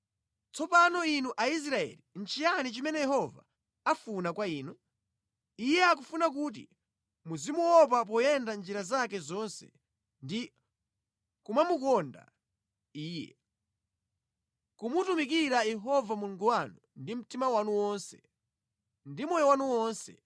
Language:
Nyanja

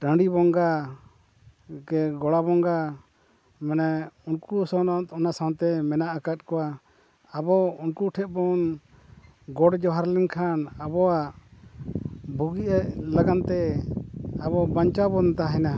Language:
Santali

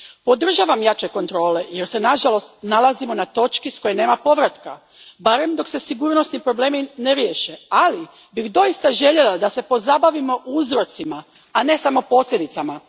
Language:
Croatian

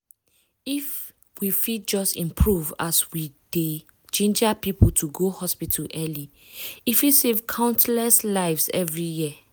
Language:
Nigerian Pidgin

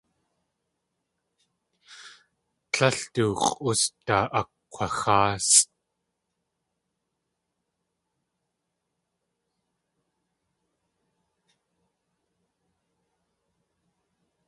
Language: Tlingit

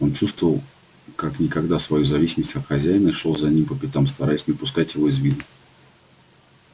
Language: Russian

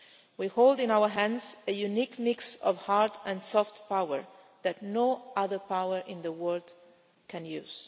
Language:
English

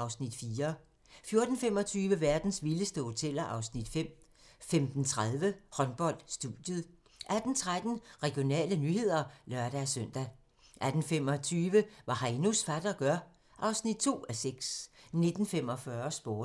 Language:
Danish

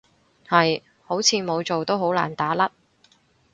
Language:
Cantonese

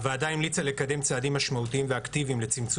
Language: Hebrew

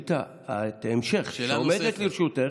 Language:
Hebrew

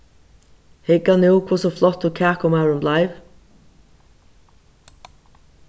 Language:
Faroese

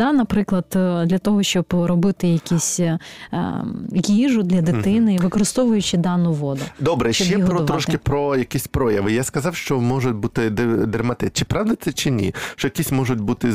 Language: Ukrainian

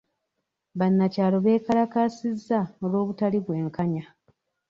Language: Ganda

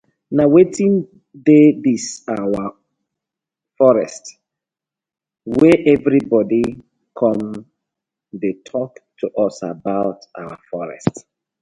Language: Nigerian Pidgin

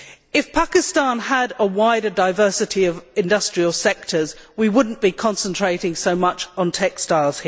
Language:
English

